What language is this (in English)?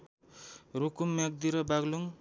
Nepali